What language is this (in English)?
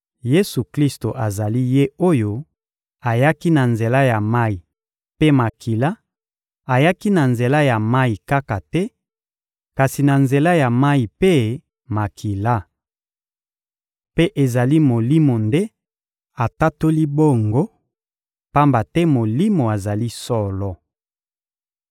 Lingala